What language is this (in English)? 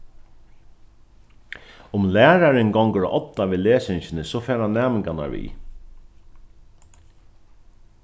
Faroese